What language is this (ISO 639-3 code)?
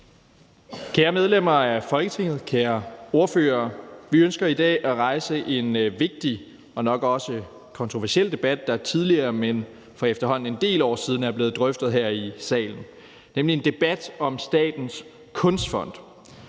dan